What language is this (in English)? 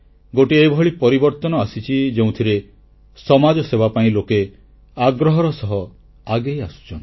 Odia